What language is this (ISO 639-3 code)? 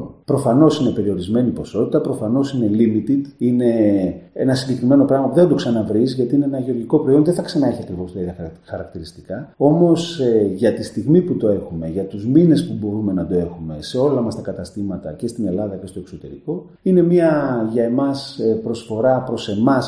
ell